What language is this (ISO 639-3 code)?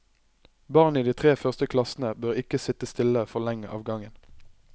nor